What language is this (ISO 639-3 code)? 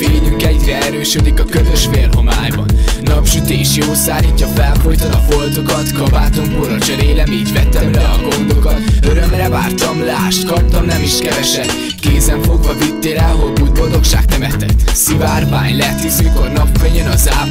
hun